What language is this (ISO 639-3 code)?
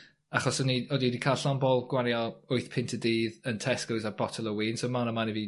cym